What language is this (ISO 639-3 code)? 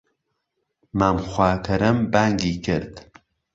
ckb